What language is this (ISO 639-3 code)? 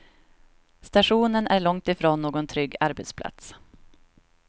swe